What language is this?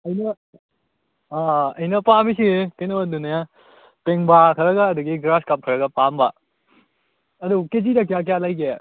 Manipuri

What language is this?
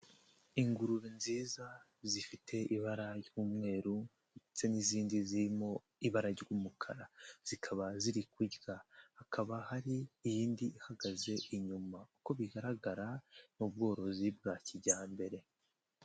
Kinyarwanda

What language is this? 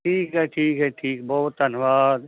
Punjabi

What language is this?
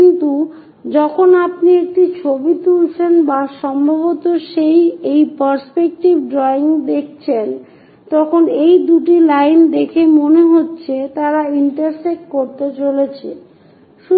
Bangla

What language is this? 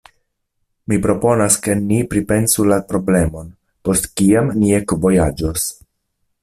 Esperanto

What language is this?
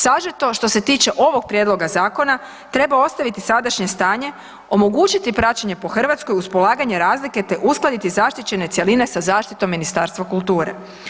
Croatian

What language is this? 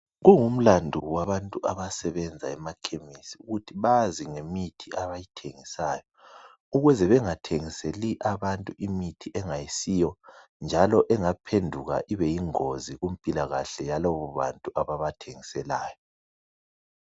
North Ndebele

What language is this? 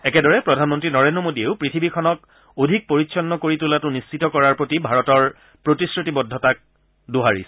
Assamese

